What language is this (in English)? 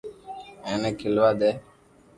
Loarki